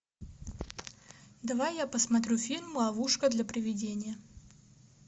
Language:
Russian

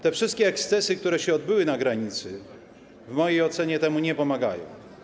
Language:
Polish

